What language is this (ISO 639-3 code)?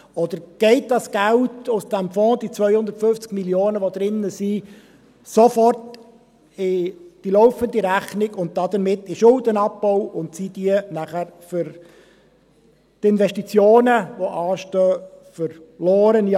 gsw